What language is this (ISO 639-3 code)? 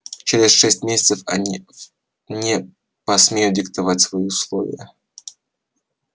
rus